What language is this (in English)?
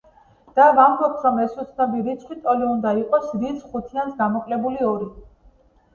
Georgian